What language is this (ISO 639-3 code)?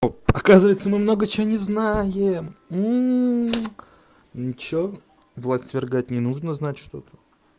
rus